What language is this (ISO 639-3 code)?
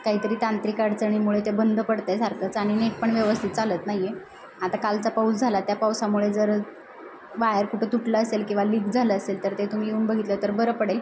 mar